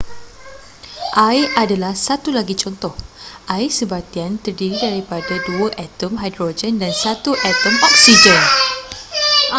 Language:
Malay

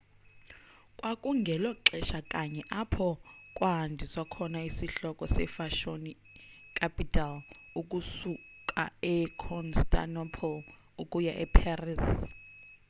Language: Xhosa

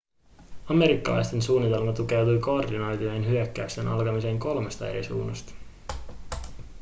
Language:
Finnish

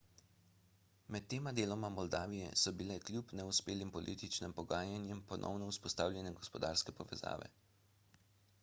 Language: Slovenian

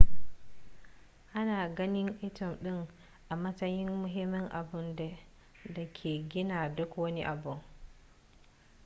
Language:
Hausa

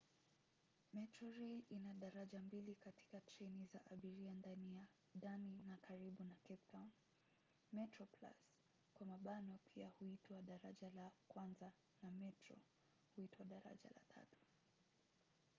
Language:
Swahili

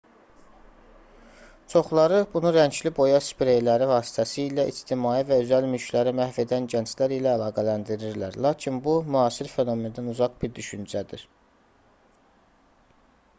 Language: Azerbaijani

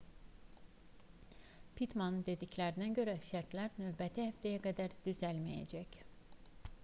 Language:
Azerbaijani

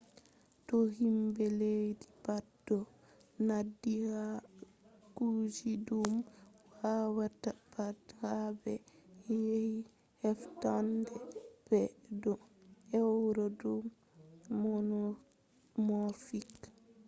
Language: Fula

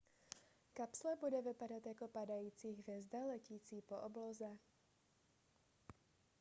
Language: Czech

